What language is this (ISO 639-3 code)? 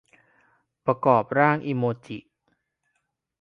tha